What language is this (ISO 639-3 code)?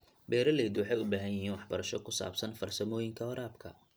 som